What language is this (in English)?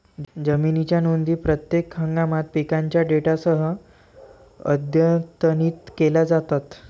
Marathi